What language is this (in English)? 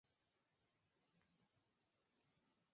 Chinese